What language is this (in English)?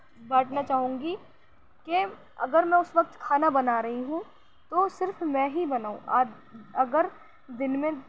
Urdu